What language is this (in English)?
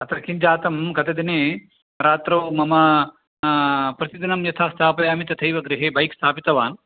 Sanskrit